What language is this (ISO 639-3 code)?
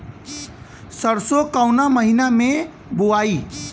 bho